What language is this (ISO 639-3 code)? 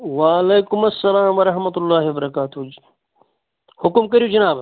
kas